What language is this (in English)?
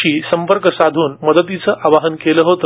Marathi